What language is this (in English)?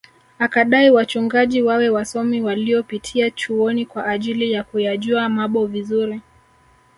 Swahili